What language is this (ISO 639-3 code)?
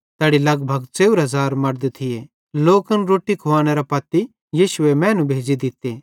bhd